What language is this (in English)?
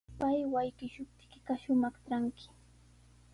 Sihuas Ancash Quechua